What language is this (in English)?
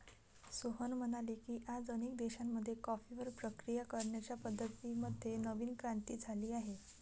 Marathi